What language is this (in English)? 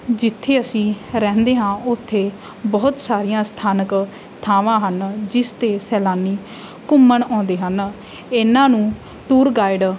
Punjabi